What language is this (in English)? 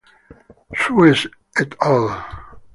Spanish